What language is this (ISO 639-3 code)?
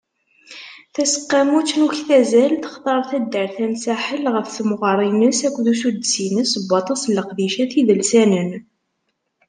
kab